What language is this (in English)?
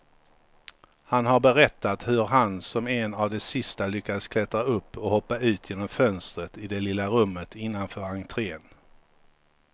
Swedish